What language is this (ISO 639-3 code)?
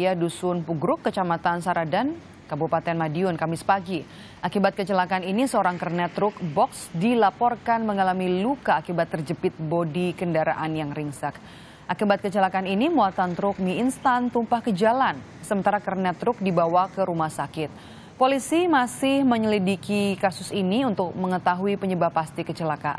ind